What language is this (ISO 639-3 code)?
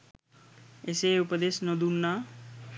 sin